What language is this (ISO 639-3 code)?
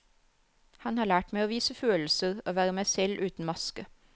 nor